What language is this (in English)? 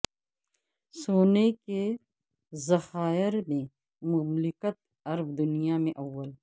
Urdu